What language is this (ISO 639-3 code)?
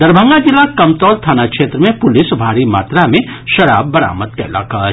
mai